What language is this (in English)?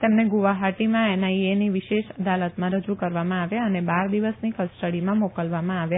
Gujarati